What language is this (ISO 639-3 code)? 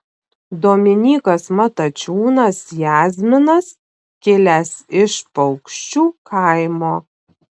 lit